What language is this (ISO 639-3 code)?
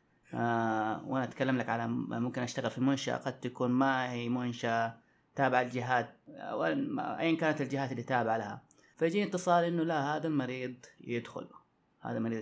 ara